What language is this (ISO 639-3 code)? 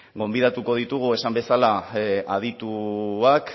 eus